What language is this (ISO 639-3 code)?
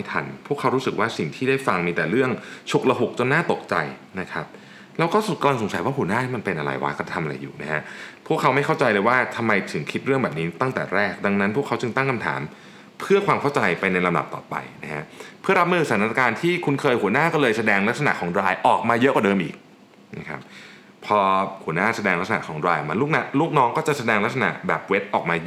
tha